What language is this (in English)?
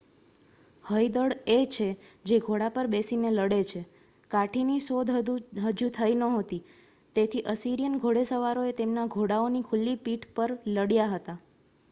Gujarati